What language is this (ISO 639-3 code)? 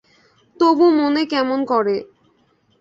ben